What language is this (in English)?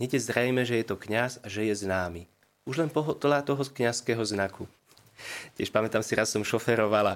Slovak